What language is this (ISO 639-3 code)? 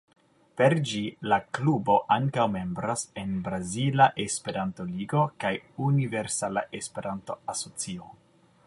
epo